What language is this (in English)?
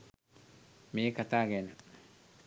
Sinhala